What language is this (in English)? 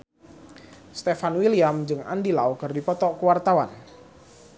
Sundanese